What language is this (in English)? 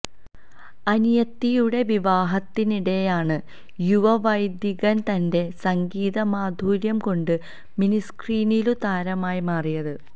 Malayalam